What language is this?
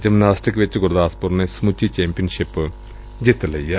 Punjabi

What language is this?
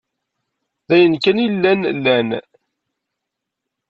Kabyle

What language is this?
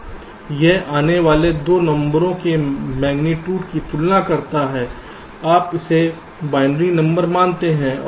Hindi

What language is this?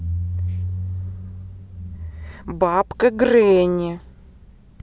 Russian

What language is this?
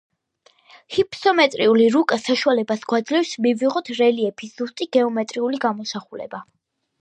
Georgian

